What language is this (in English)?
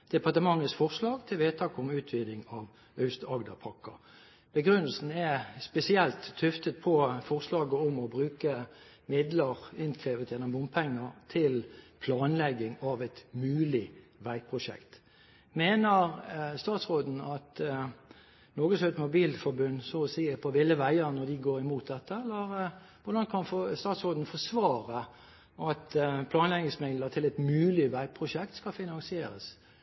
Norwegian Bokmål